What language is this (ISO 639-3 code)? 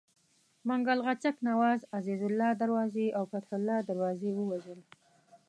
pus